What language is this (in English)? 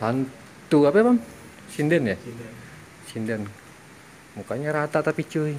Indonesian